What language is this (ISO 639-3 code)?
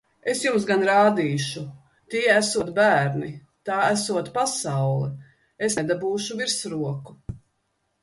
lav